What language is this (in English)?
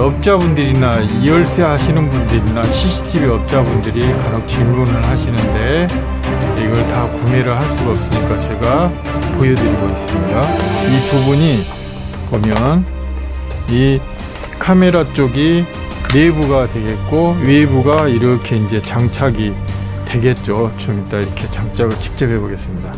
Korean